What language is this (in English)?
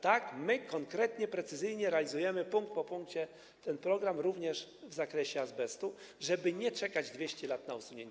Polish